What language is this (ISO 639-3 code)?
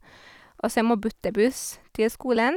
nor